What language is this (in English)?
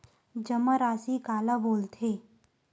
Chhattisgarhi